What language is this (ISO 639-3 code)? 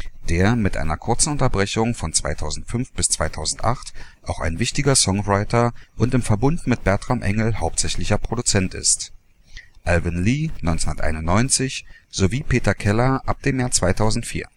deu